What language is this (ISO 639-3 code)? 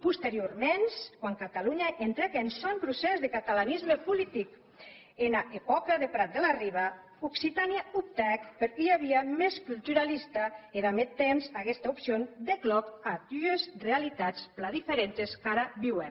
cat